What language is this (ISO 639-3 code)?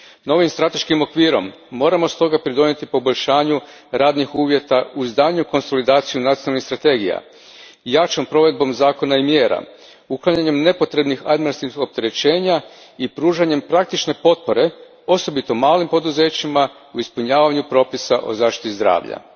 hrv